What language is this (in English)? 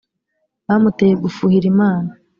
Kinyarwanda